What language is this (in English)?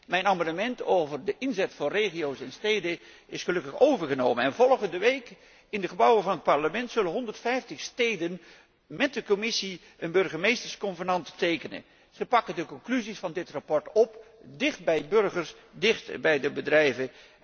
Dutch